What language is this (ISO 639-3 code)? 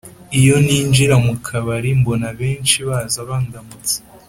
kin